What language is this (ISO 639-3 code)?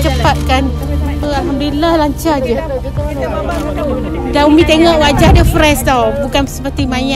msa